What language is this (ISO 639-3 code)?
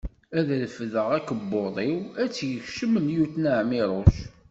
kab